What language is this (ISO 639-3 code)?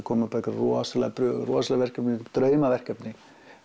isl